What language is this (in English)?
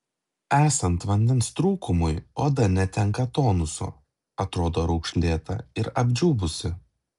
Lithuanian